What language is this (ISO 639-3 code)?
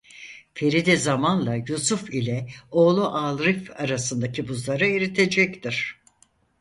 tur